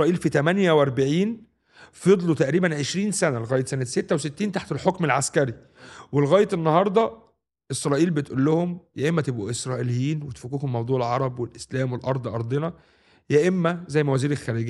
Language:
Arabic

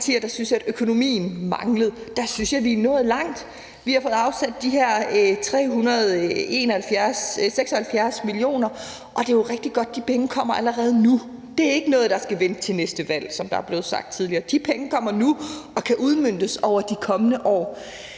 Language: Danish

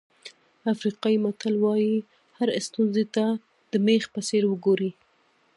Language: Pashto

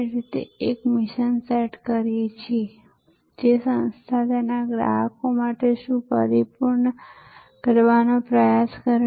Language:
Gujarati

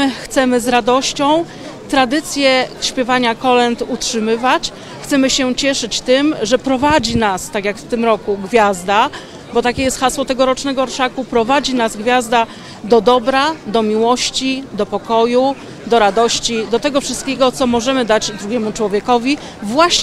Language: Polish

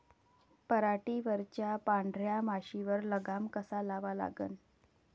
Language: Marathi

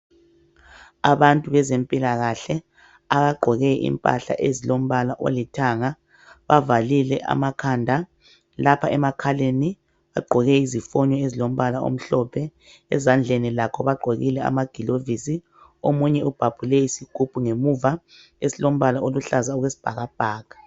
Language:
North Ndebele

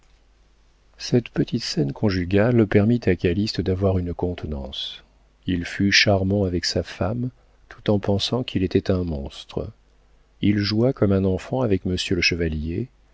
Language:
French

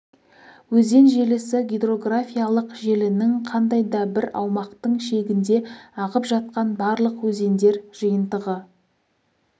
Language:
Kazakh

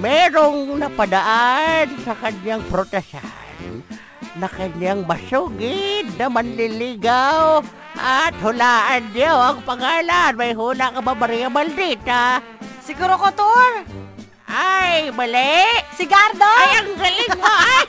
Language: Filipino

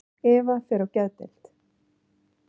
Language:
Icelandic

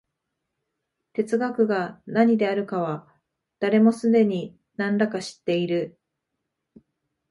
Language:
Japanese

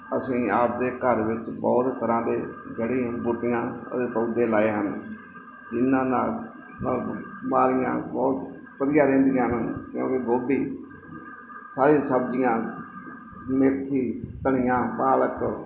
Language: Punjabi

